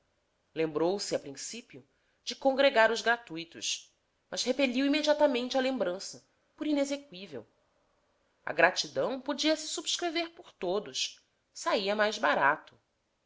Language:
Portuguese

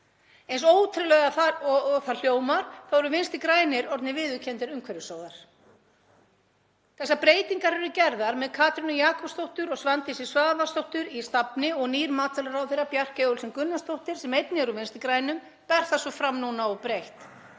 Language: Icelandic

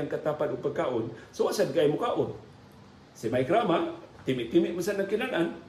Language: Filipino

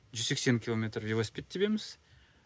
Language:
Kazakh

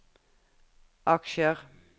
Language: Norwegian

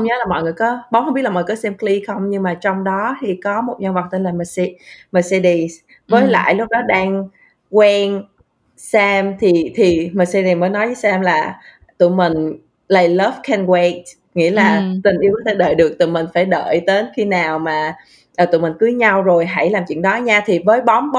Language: Vietnamese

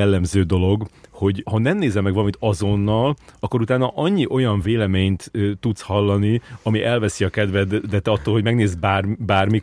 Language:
Hungarian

